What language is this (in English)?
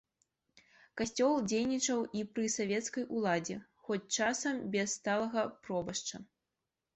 Belarusian